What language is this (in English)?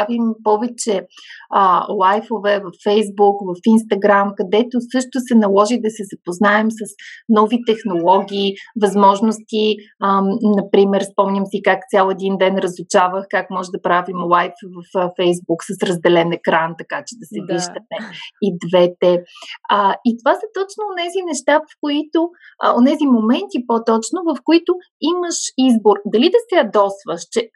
Bulgarian